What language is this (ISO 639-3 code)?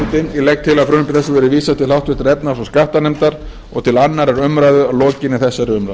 isl